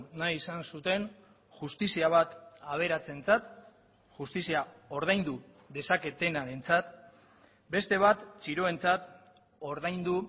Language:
Basque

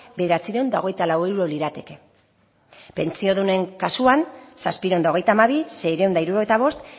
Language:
Basque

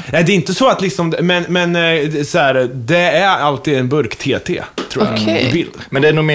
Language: Swedish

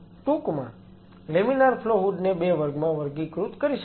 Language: Gujarati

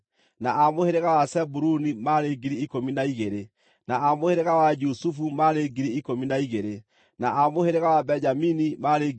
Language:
Kikuyu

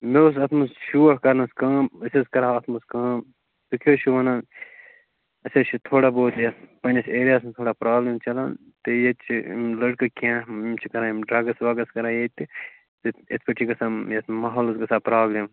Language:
Kashmiri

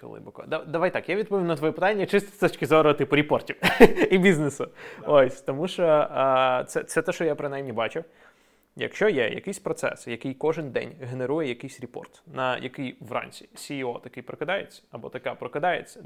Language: Ukrainian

